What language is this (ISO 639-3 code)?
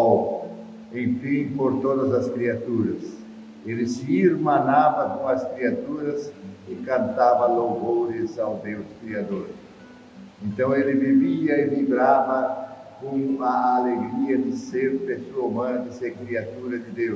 por